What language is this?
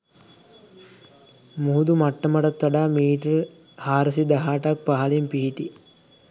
Sinhala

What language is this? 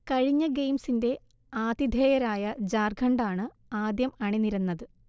Malayalam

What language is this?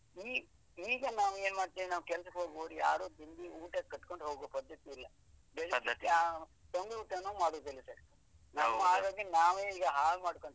Kannada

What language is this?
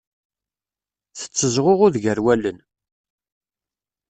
Kabyle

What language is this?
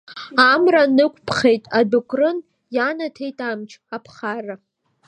Abkhazian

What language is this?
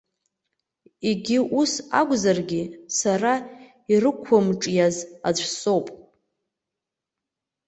Abkhazian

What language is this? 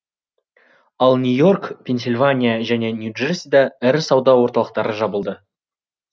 Kazakh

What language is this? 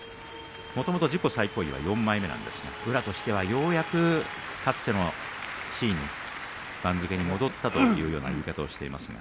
Japanese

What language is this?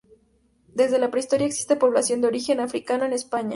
Spanish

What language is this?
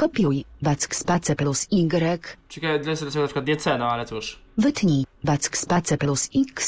Polish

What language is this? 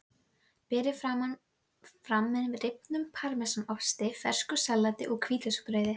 Icelandic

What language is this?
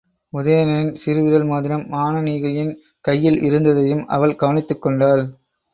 Tamil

